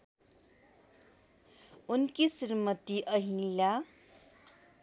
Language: Nepali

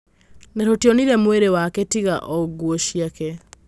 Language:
Kikuyu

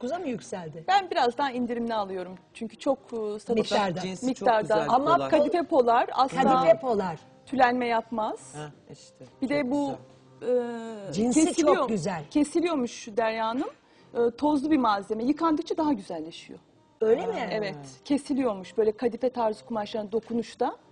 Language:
Turkish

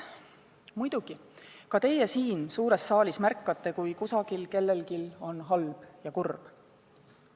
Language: Estonian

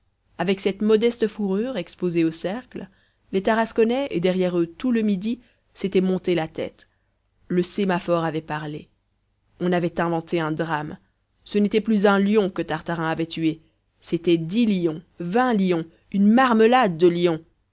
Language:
French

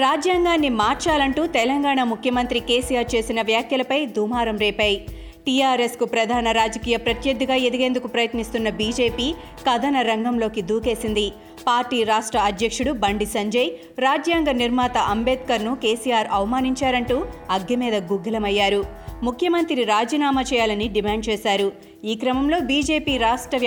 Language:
Telugu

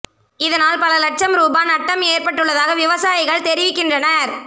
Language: Tamil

